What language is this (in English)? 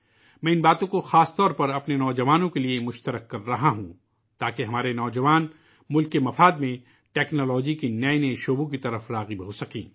Urdu